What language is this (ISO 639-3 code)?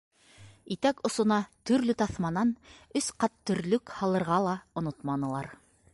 bak